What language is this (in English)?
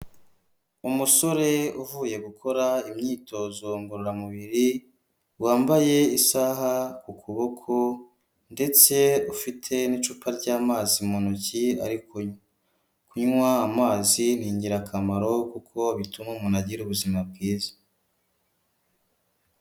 Kinyarwanda